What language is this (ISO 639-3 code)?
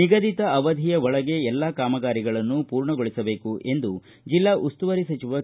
kan